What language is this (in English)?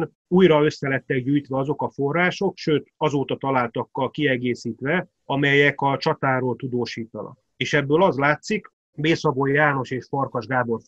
Hungarian